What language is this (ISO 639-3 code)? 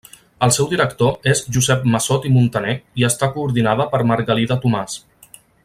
cat